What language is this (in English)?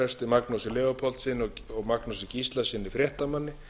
Icelandic